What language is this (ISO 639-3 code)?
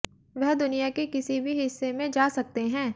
hin